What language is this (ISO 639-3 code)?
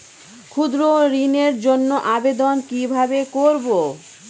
ben